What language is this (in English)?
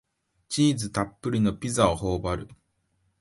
Japanese